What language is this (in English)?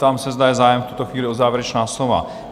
Czech